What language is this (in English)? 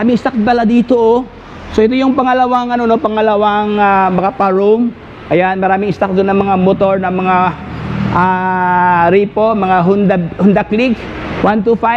Filipino